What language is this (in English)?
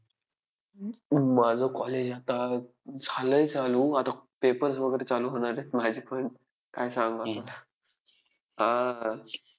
Marathi